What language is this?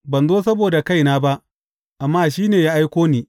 Hausa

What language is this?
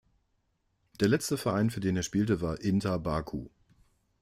German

